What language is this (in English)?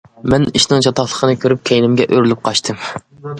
Uyghur